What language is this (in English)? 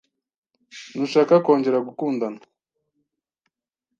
Kinyarwanda